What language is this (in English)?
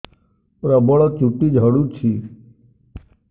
Odia